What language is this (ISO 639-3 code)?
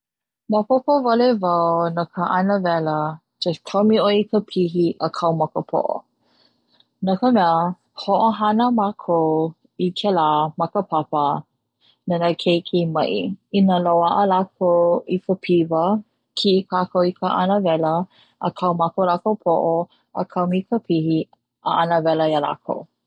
haw